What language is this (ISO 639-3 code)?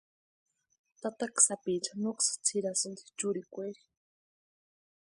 pua